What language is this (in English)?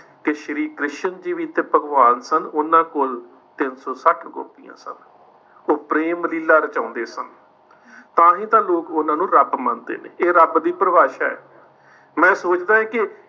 Punjabi